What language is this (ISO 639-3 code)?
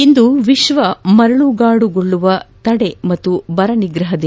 kan